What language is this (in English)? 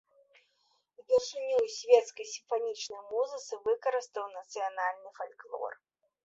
Belarusian